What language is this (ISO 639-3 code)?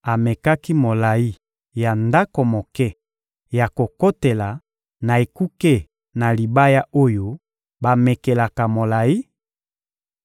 lin